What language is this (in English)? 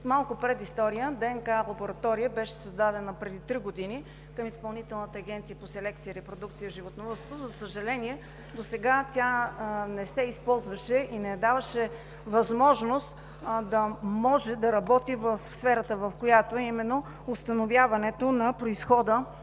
Bulgarian